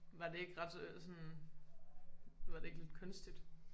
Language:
Danish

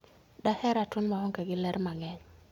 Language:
Luo (Kenya and Tanzania)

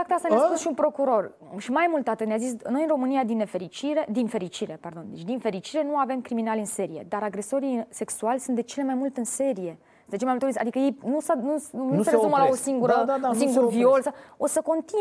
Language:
Romanian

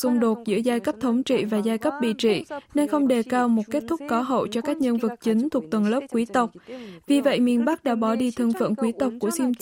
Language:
Vietnamese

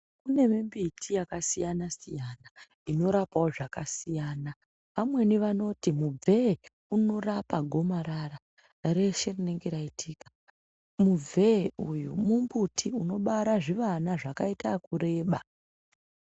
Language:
Ndau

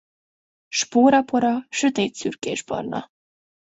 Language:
Hungarian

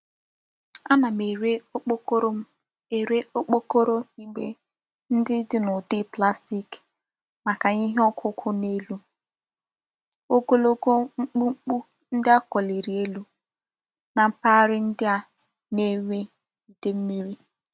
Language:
Igbo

